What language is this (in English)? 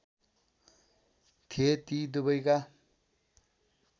Nepali